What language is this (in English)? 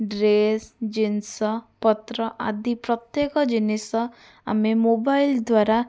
Odia